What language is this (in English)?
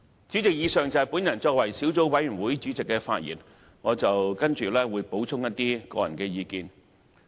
Cantonese